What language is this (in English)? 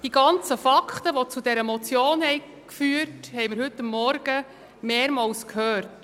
Swiss German